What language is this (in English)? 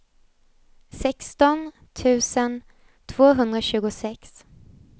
Swedish